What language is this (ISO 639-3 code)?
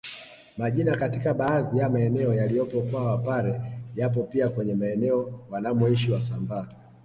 swa